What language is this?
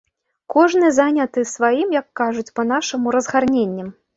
Belarusian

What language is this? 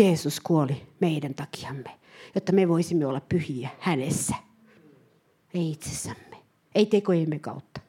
Finnish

